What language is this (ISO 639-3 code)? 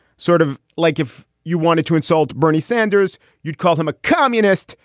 eng